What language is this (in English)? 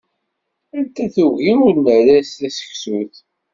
Kabyle